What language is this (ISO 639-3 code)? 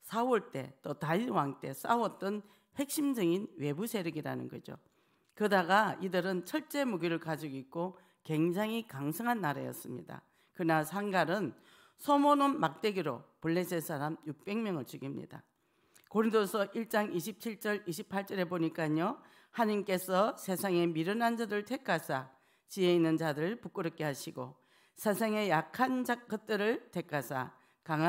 kor